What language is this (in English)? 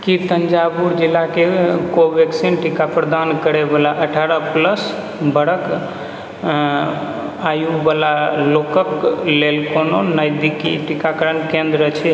Maithili